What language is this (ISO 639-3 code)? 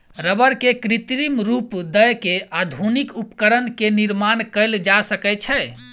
mai